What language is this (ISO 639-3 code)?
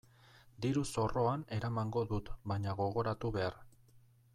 eus